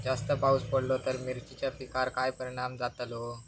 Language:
Marathi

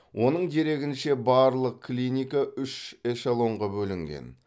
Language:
Kazakh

